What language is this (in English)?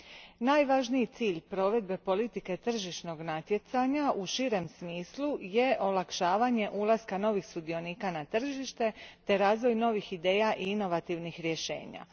Croatian